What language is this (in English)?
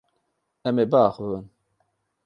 Kurdish